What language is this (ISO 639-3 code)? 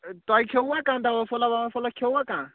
kas